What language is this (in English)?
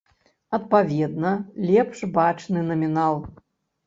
Belarusian